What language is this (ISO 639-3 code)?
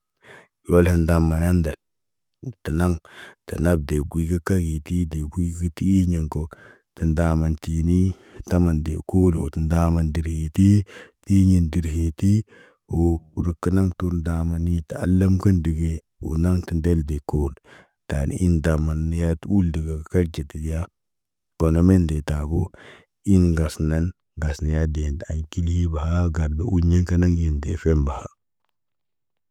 mne